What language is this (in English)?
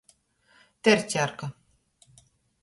Latgalian